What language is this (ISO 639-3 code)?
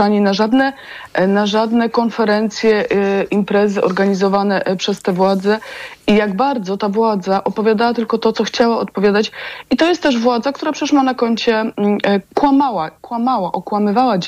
pol